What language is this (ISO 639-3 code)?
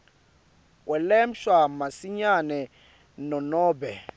ssw